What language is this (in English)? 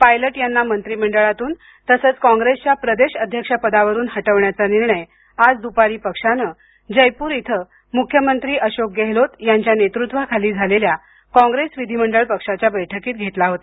Marathi